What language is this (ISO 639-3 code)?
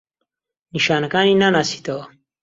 ckb